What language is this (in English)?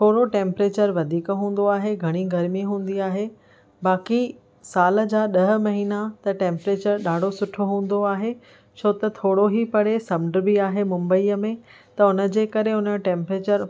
Sindhi